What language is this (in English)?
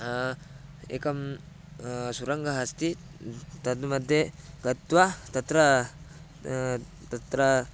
Sanskrit